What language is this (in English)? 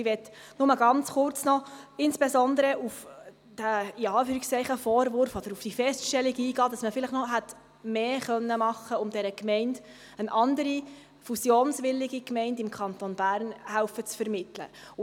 Swiss German